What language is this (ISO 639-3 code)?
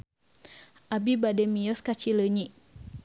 sun